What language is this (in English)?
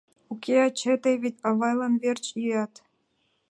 Mari